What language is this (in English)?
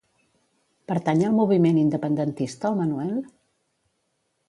Catalan